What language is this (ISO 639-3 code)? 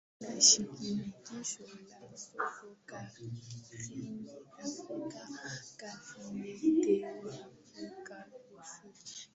swa